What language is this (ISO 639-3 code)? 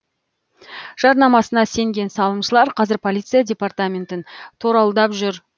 kaz